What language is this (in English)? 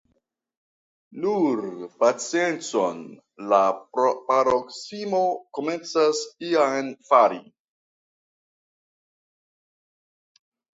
Esperanto